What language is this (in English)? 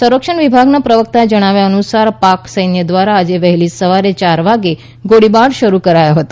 Gujarati